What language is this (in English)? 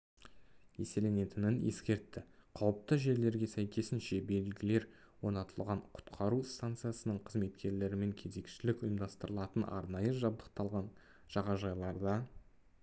Kazakh